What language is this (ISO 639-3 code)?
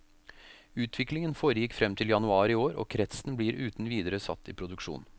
nor